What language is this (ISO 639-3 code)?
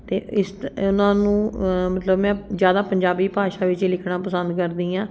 pan